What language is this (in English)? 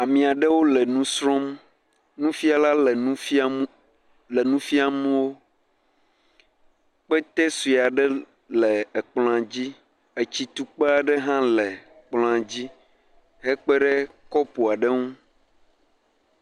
Ewe